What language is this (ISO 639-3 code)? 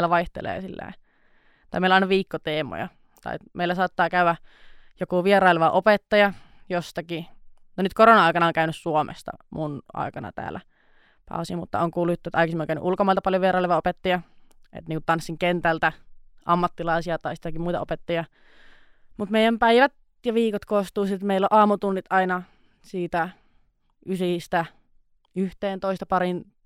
fin